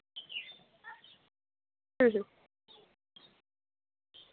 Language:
Santali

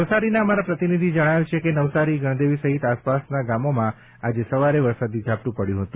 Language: Gujarati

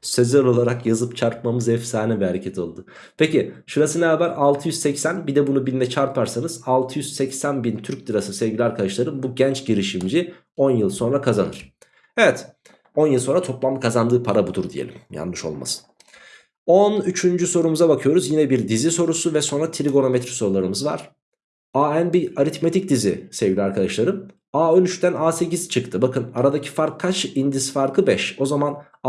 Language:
Turkish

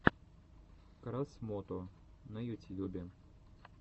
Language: Russian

